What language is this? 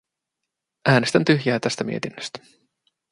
Finnish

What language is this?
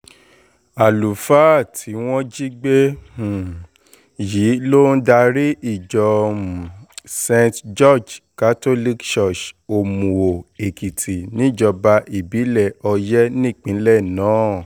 Yoruba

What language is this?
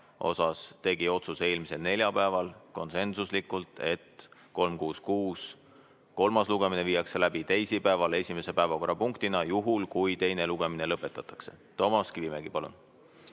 Estonian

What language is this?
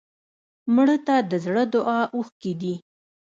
Pashto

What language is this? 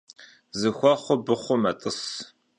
Kabardian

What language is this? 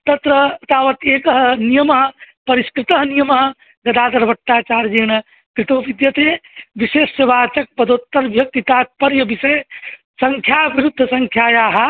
Sanskrit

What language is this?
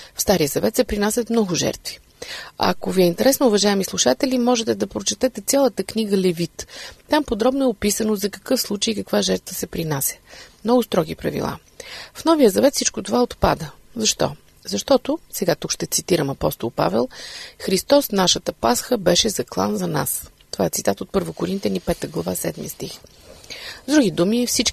Bulgarian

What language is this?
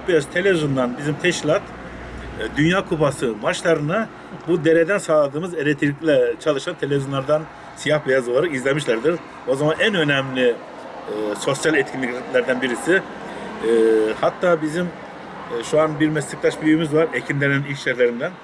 Turkish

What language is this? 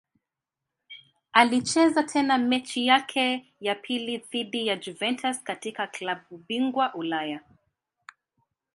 Swahili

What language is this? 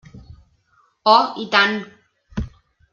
Catalan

